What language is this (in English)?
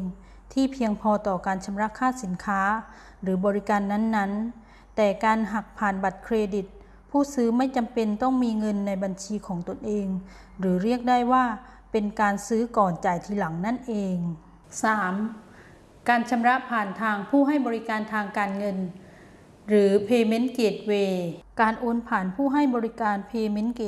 Thai